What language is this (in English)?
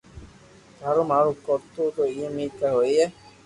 Loarki